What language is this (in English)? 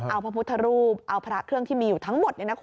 Thai